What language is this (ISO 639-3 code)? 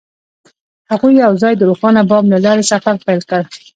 pus